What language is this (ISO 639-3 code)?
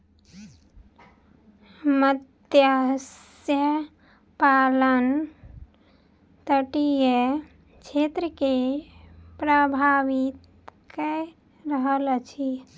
mai